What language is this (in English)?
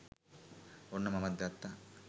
Sinhala